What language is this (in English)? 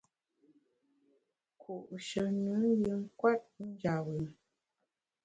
Bamun